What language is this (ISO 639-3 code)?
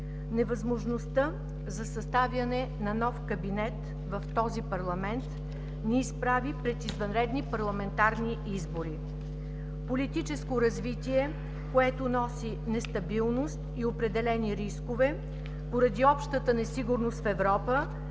bul